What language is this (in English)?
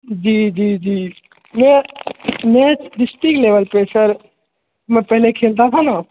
Maithili